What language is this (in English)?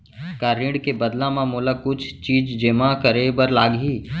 Chhattisgarhi